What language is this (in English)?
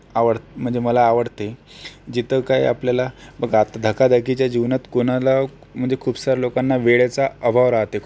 Marathi